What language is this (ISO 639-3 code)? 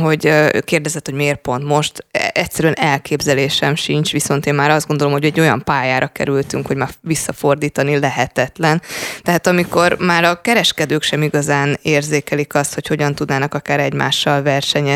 hun